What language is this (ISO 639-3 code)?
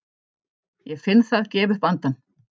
isl